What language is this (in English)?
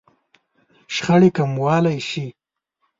Pashto